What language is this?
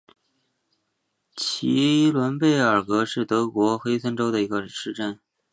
Chinese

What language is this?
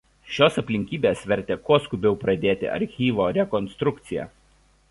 Lithuanian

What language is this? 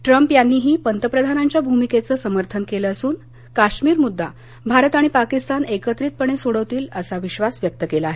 Marathi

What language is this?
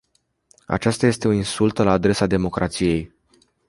Romanian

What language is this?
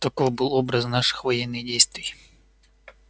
Russian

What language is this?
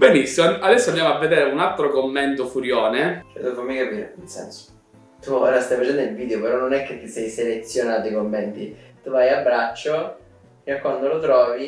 Italian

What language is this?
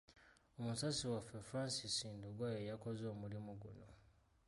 Ganda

